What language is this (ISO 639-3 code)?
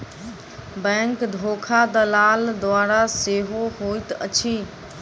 mai